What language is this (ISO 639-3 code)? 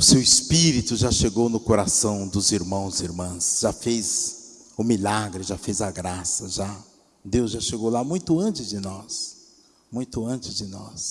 por